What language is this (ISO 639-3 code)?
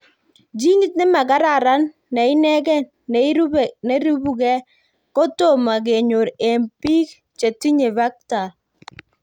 kln